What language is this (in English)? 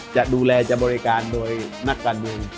Thai